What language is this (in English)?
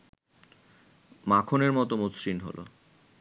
Bangla